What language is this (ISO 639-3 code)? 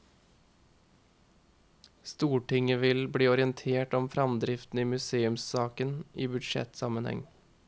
nor